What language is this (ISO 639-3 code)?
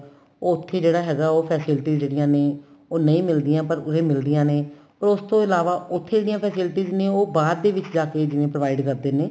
pan